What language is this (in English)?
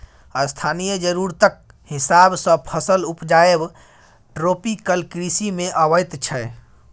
Maithili